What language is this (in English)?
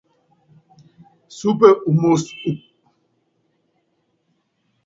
Yangben